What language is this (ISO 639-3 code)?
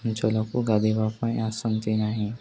ori